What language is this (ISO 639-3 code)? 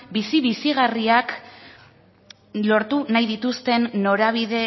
eus